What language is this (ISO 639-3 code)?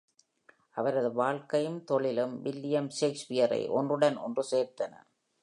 tam